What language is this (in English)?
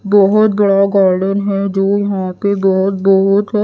Hindi